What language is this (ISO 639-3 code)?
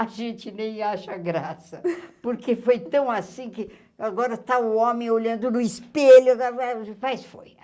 por